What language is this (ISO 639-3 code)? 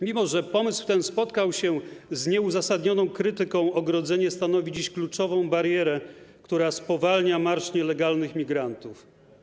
pol